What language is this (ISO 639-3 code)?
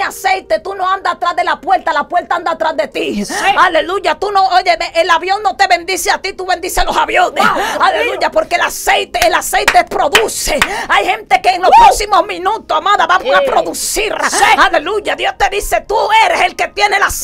spa